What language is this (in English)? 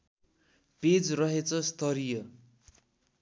Nepali